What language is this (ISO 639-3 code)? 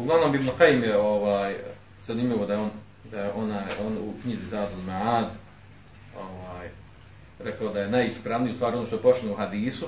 hrv